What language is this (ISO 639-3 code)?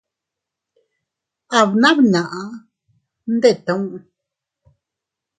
cut